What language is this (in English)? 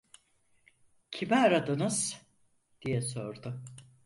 Turkish